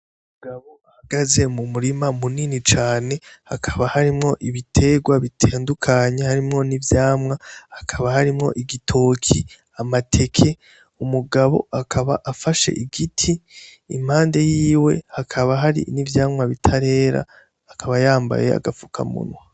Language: Rundi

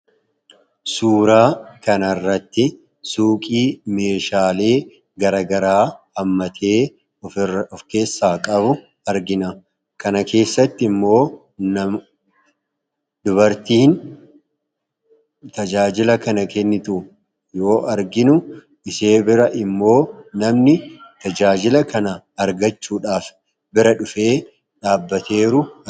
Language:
Oromo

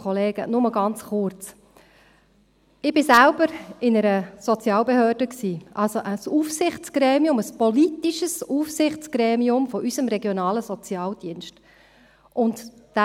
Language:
Swiss German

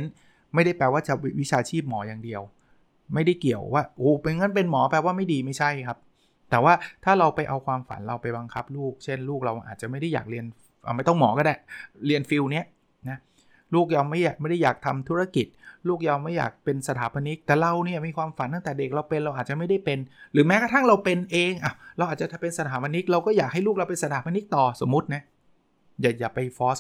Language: Thai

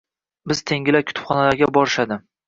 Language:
Uzbek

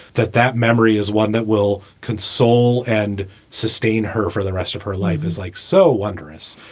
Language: English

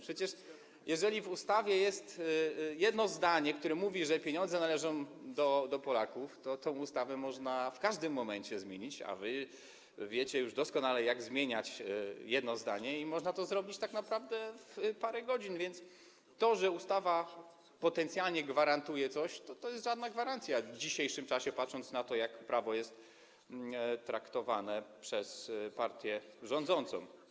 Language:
Polish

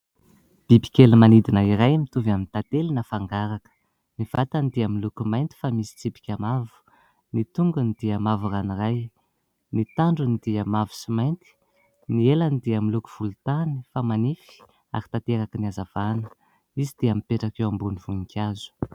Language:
Malagasy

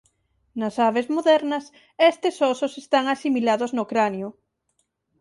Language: Galician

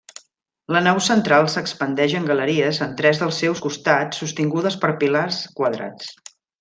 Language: Catalan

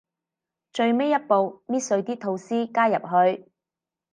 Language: Cantonese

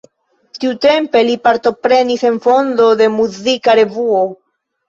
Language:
Esperanto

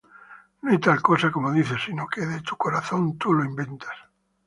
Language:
Spanish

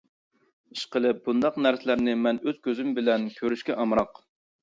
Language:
Uyghur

